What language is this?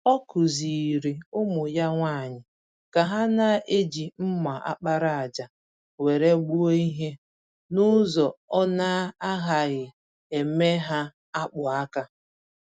Igbo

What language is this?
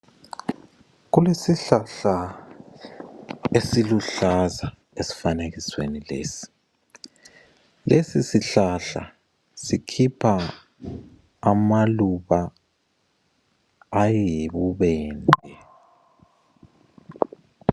North Ndebele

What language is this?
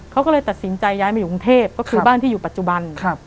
Thai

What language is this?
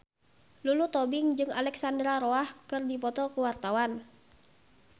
Sundanese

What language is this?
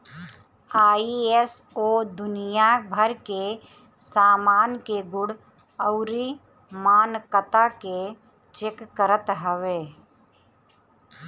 Bhojpuri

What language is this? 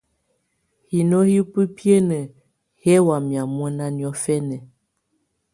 Tunen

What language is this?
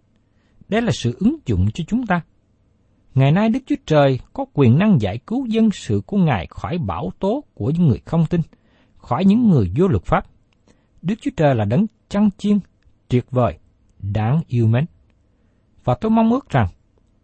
Vietnamese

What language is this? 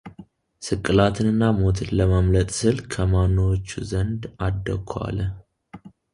Amharic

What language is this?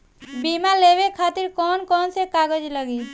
Bhojpuri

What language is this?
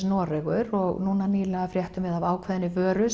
Icelandic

